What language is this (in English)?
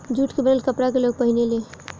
Bhojpuri